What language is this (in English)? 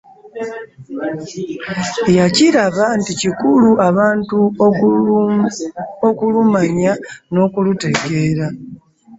Ganda